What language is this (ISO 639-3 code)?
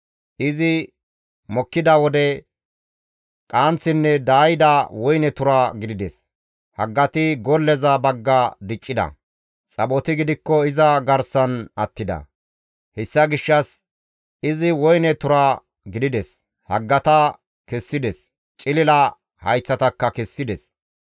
gmv